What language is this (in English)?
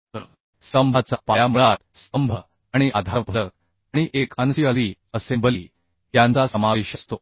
Marathi